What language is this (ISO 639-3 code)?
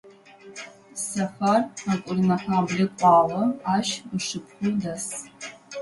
ady